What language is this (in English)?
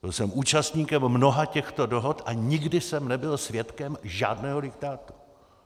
Czech